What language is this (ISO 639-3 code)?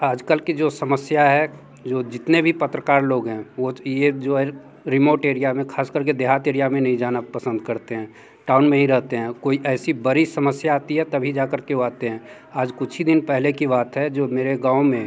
hin